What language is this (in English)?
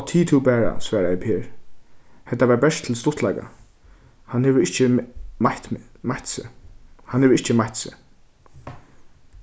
Faroese